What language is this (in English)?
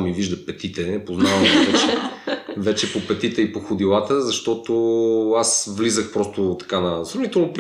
Bulgarian